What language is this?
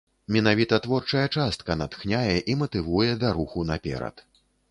Belarusian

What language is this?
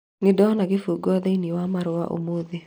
Kikuyu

